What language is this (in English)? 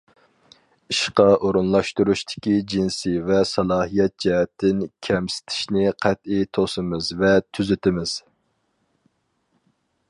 Uyghur